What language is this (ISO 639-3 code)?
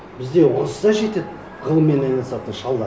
kaz